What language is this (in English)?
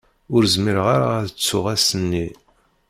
Kabyle